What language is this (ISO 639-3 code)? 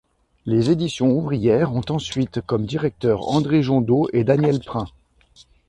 fra